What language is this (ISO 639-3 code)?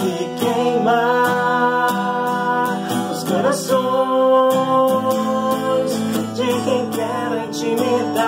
ron